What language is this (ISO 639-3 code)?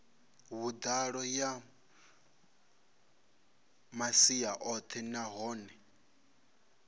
ven